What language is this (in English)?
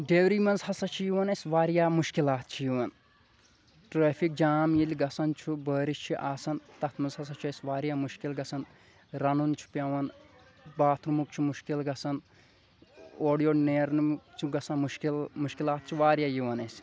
Kashmiri